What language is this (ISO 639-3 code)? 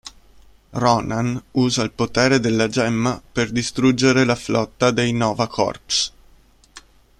ita